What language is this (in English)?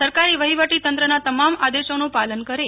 Gujarati